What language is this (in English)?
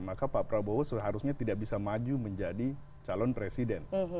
Indonesian